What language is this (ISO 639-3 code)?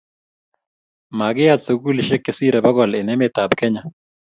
kln